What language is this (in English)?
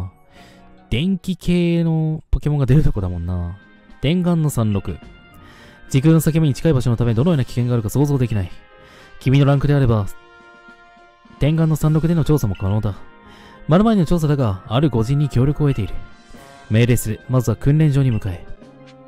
Japanese